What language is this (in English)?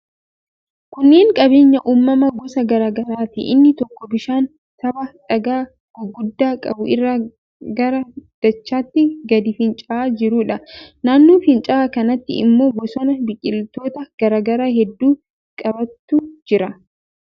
Oromo